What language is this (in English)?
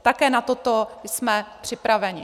Czech